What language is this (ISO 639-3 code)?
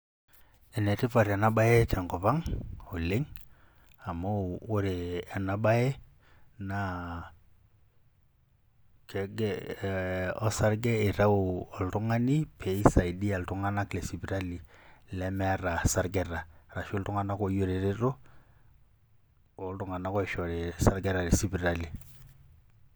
mas